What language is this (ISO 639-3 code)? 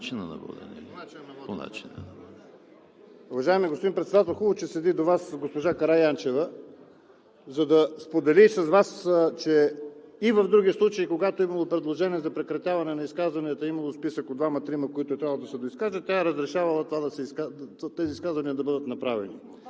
bul